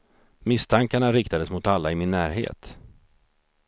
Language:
Swedish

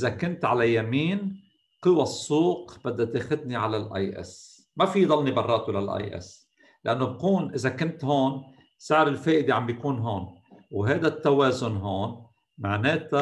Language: Arabic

